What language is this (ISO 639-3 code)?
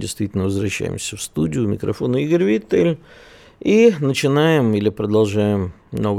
rus